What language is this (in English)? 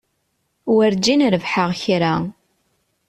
Kabyle